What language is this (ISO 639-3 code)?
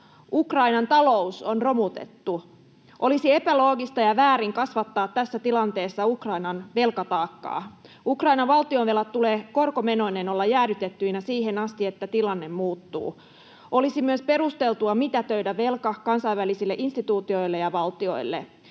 fin